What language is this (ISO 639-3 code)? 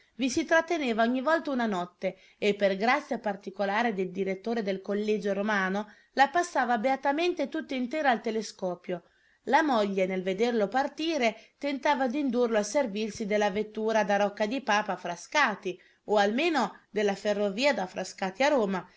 ita